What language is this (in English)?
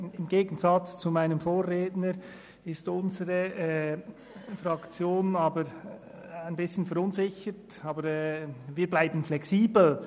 Swiss German